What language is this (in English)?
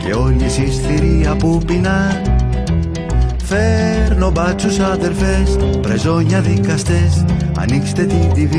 Greek